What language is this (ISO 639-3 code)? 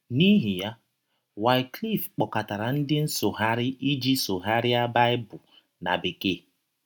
ibo